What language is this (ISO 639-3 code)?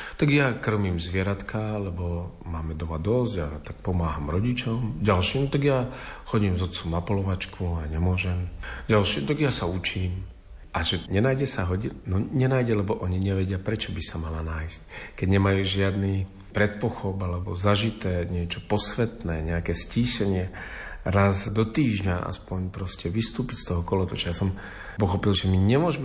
slk